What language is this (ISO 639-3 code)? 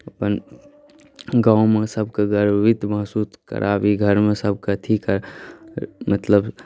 mai